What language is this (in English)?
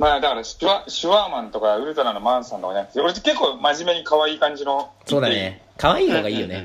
Japanese